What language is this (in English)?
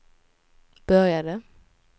Swedish